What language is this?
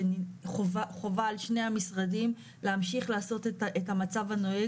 Hebrew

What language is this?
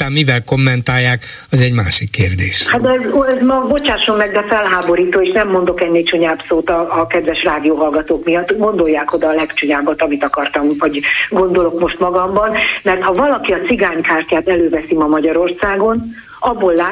Hungarian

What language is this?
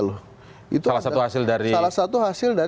Indonesian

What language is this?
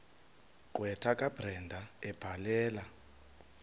Xhosa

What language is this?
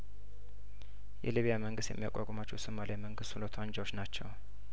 Amharic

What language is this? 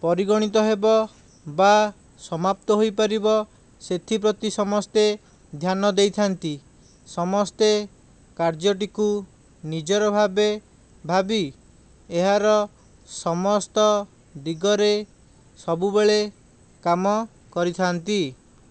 Odia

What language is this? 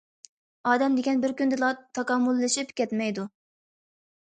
Uyghur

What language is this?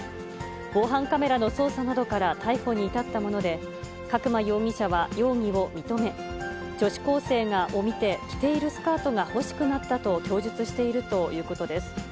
Japanese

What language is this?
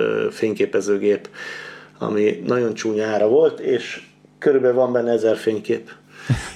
Hungarian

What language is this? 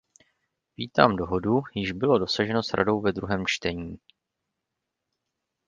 Czech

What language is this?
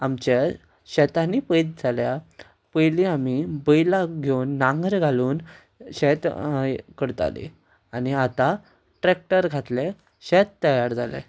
Konkani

